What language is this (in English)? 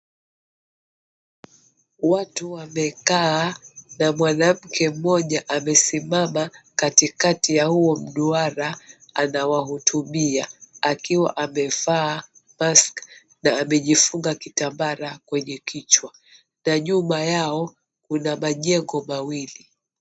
Swahili